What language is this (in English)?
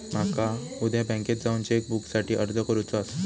Marathi